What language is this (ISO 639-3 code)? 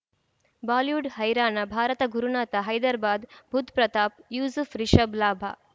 kan